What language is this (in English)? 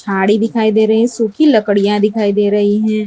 Hindi